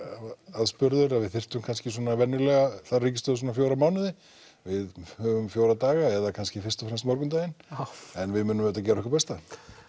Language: Icelandic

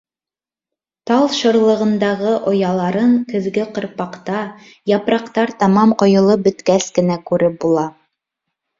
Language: Bashkir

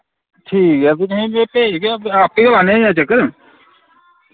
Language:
Dogri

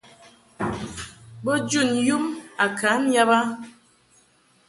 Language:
Mungaka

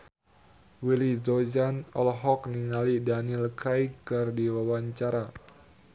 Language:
Sundanese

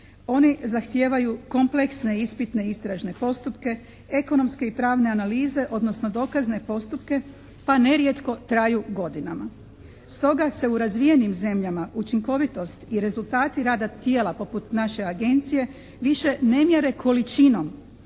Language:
Croatian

